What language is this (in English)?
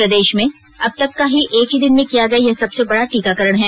Hindi